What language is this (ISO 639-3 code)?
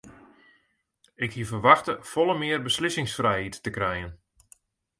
fry